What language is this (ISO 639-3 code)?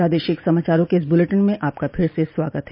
hin